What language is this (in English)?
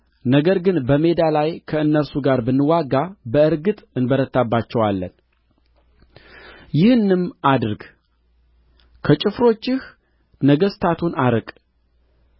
Amharic